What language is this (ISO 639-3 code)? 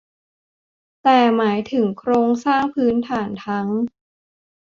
tha